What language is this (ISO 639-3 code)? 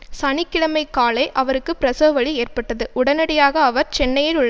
tam